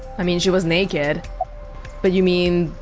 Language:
English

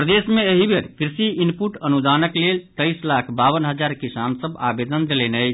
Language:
Maithili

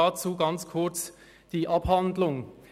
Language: Swiss German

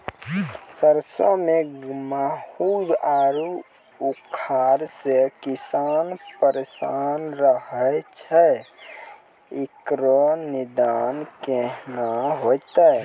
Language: Maithili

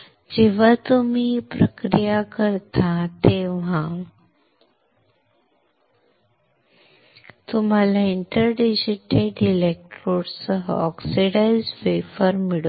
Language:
Marathi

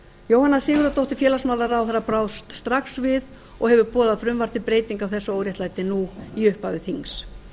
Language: Icelandic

